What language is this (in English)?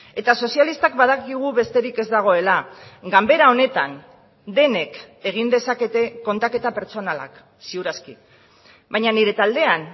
Basque